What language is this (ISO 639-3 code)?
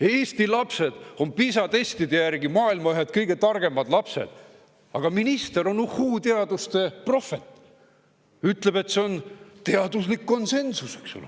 est